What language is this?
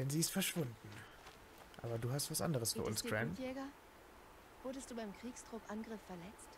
German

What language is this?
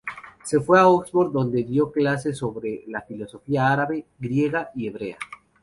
Spanish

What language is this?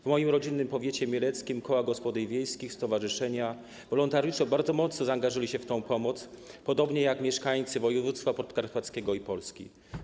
Polish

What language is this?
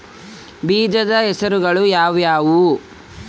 Kannada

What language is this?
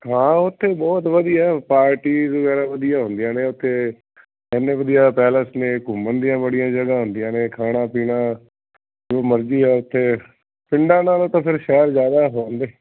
Punjabi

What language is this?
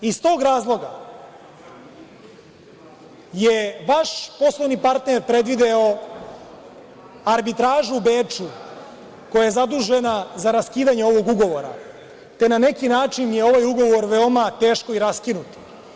Serbian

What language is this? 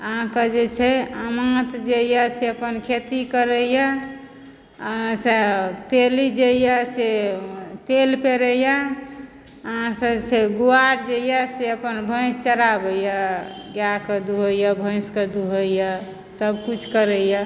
Maithili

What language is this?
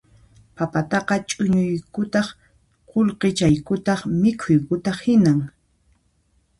Puno Quechua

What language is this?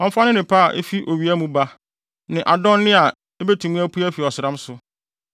Akan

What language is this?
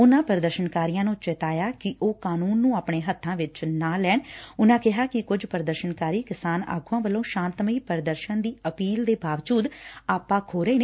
Punjabi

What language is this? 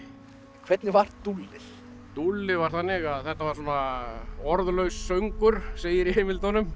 Icelandic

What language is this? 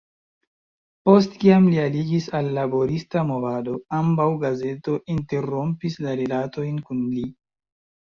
Esperanto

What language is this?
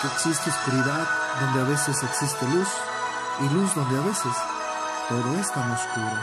Spanish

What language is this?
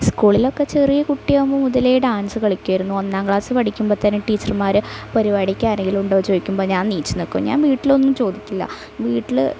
Malayalam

